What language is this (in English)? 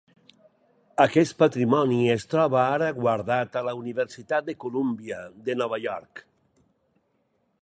Catalan